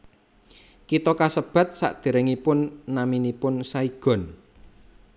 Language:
Javanese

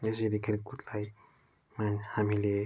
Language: Nepali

